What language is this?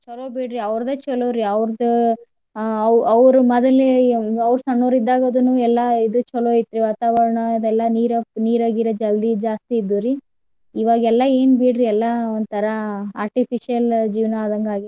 Kannada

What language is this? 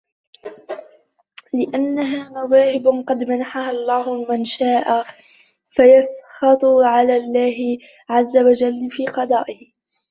Arabic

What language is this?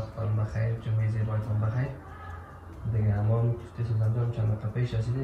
Persian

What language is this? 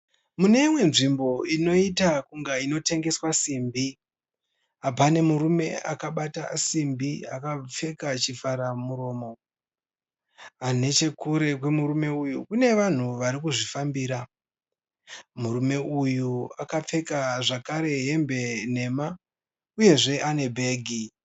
Shona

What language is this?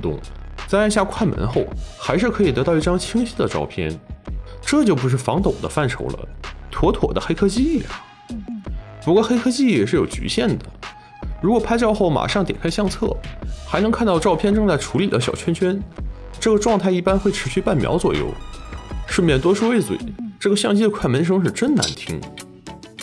Chinese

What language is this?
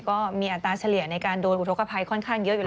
Thai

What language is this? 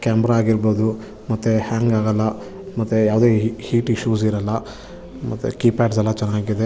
Kannada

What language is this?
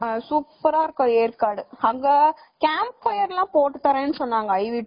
Tamil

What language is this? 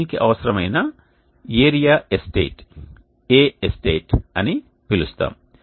Telugu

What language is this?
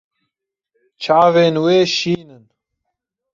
Kurdish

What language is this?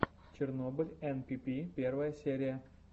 Russian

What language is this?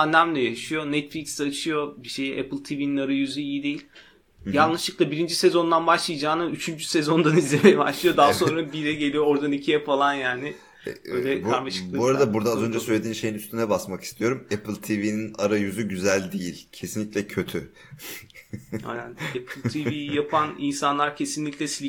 Turkish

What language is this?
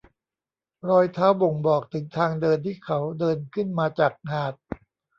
Thai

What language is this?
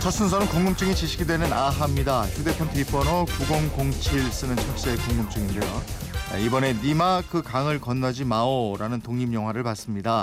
Korean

